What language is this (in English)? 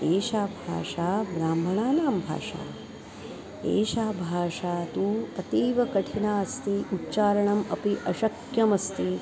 Sanskrit